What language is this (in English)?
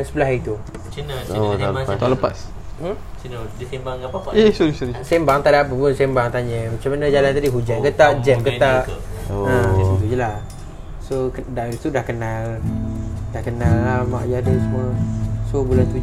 Malay